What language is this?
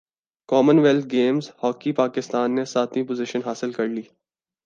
Urdu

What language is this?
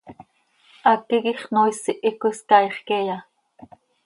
Seri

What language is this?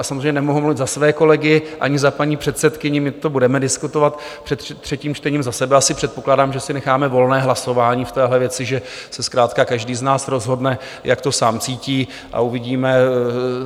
Czech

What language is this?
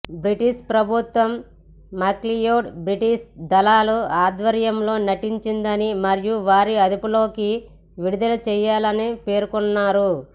Telugu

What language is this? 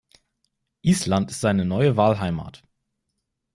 German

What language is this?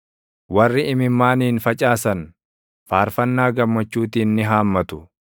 Oromo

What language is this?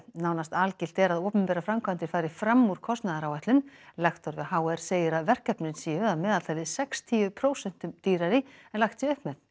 Icelandic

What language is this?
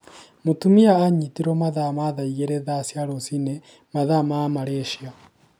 Kikuyu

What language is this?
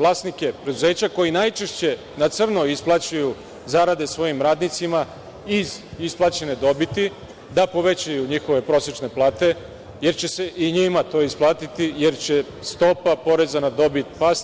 Serbian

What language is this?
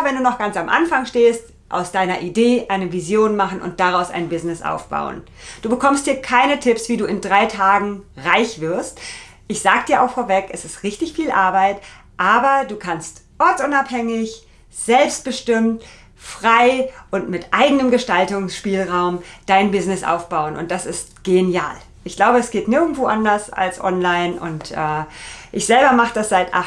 German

